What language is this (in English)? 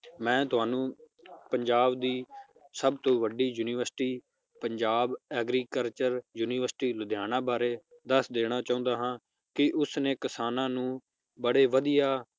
Punjabi